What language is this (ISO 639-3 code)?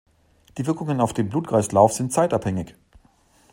deu